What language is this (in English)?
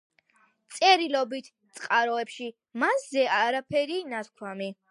Georgian